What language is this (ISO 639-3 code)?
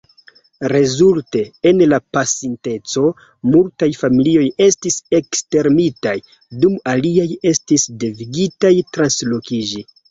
epo